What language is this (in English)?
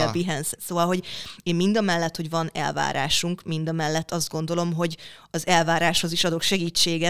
Hungarian